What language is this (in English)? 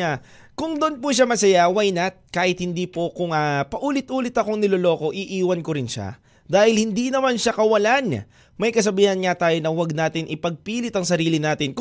Filipino